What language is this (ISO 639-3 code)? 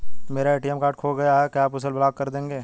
hin